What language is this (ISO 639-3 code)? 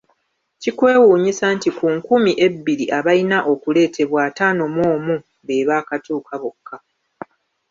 lug